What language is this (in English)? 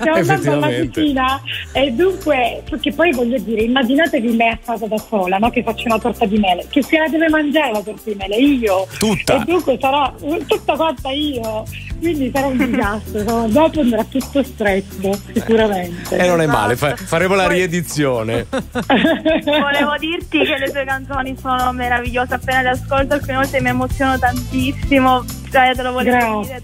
Italian